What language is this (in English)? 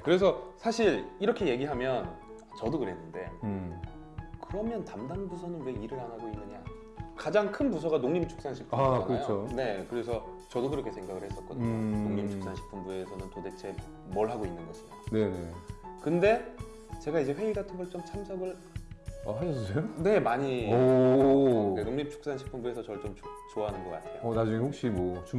Korean